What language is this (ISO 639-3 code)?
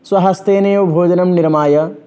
san